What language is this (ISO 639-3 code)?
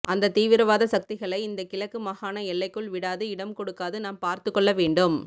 tam